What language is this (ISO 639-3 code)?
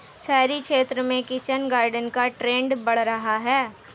hin